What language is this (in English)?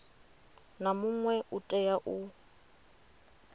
Venda